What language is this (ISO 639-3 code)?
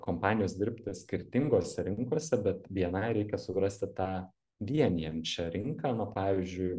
lit